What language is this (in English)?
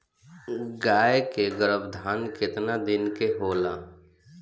Bhojpuri